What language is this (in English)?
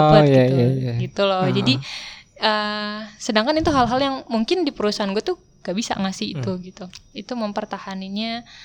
Indonesian